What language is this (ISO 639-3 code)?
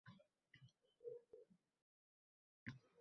uzb